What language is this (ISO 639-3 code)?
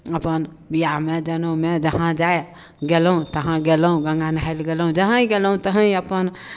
mai